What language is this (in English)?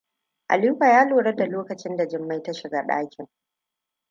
Hausa